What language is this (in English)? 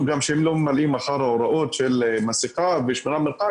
Hebrew